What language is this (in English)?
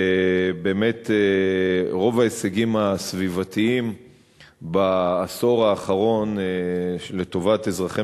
Hebrew